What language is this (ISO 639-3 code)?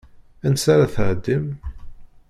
kab